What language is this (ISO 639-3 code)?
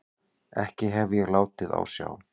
isl